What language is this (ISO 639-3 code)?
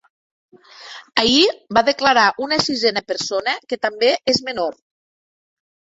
cat